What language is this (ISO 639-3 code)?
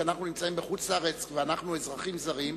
heb